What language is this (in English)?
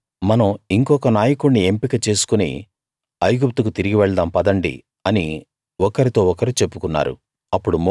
Telugu